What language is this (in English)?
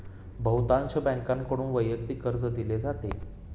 Marathi